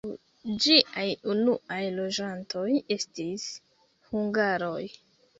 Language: Esperanto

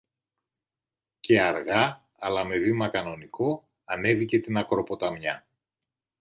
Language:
Greek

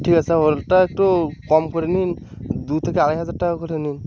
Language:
Bangla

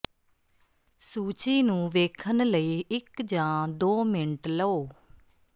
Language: Punjabi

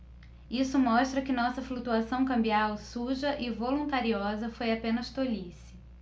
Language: Portuguese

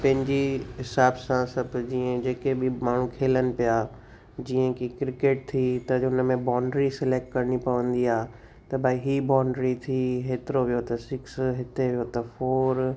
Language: Sindhi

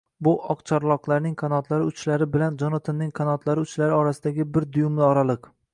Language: Uzbek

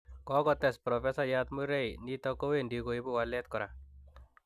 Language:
Kalenjin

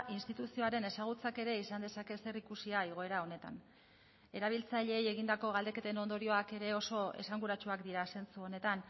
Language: Basque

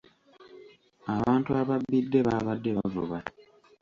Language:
Ganda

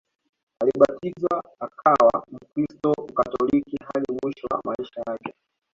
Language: Swahili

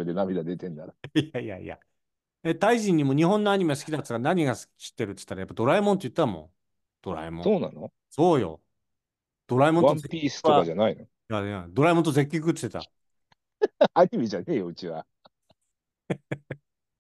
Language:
Japanese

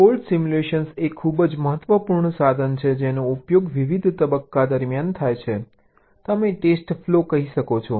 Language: Gujarati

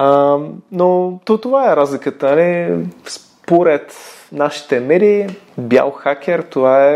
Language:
Bulgarian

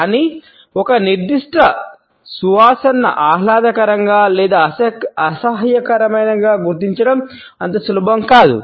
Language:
Telugu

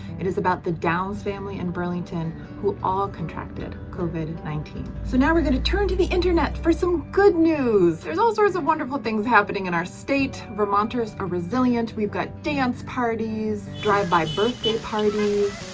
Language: English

